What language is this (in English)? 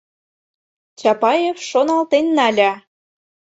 Mari